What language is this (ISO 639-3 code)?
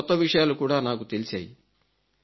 tel